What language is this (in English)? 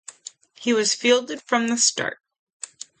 English